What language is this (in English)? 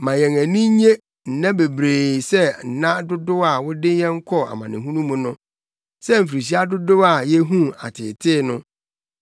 Akan